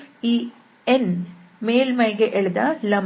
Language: Kannada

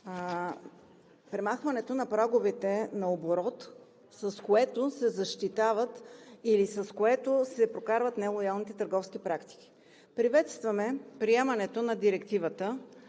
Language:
Bulgarian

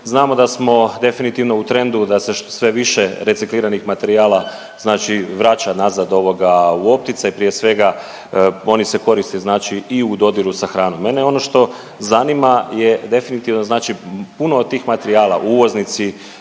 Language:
Croatian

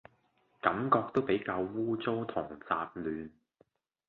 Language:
Cantonese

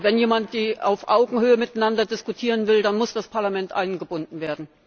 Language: German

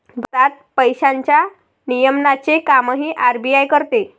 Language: Marathi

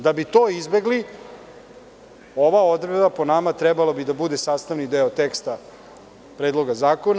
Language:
Serbian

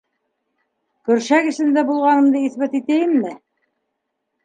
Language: Bashkir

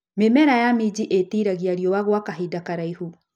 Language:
Kikuyu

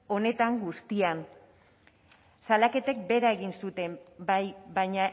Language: Basque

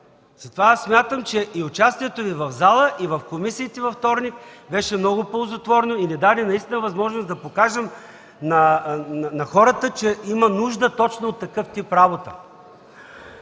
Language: Bulgarian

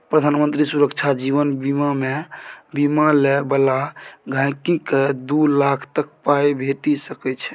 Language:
Maithili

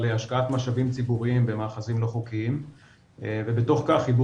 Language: Hebrew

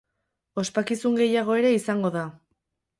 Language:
Basque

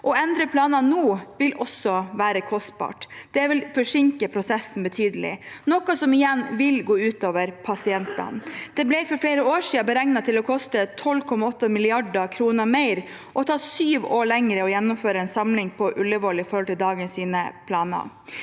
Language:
Norwegian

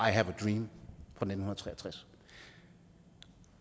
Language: Danish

